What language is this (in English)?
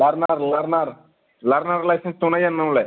Bodo